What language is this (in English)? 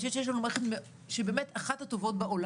Hebrew